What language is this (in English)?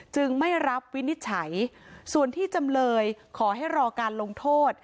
Thai